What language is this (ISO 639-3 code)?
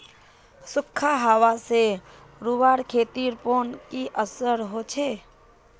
mag